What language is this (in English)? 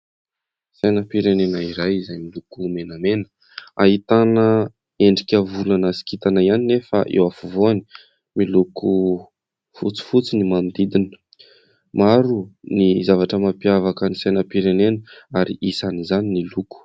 Malagasy